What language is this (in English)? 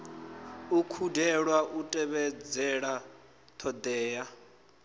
Venda